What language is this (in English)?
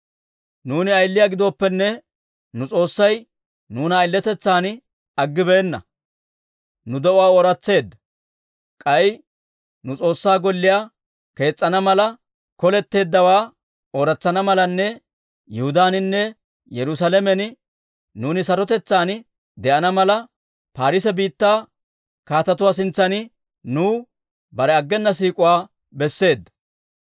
Dawro